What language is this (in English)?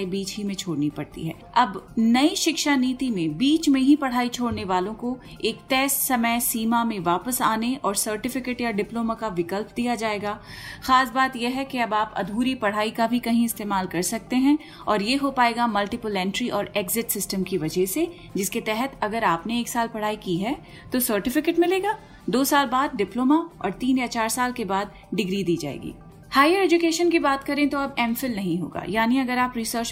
Hindi